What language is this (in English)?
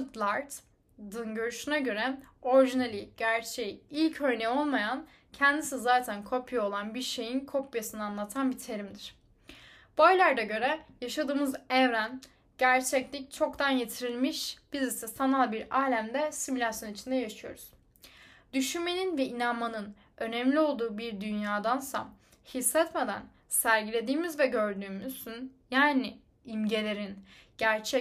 Turkish